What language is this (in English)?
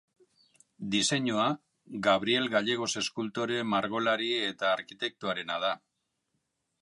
Basque